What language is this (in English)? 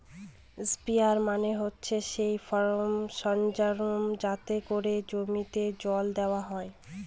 Bangla